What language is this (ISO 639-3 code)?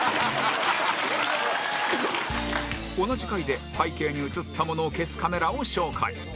jpn